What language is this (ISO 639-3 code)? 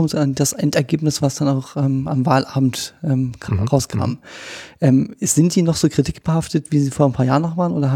deu